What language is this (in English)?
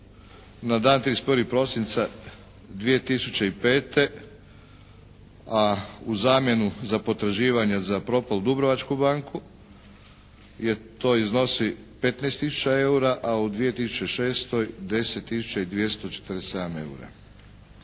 Croatian